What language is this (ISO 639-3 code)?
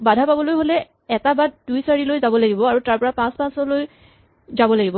asm